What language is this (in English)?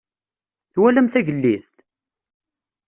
Kabyle